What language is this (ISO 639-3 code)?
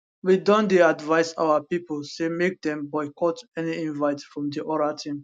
pcm